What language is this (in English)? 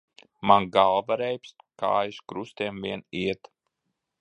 Latvian